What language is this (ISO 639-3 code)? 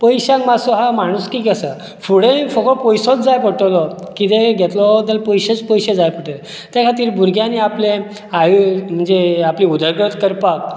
kok